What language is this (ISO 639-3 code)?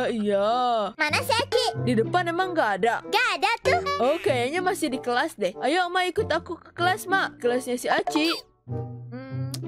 ind